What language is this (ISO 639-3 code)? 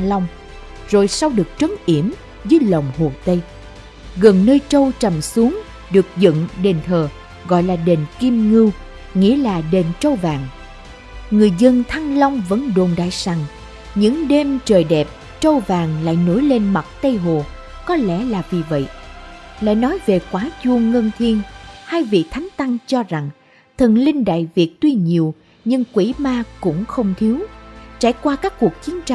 vie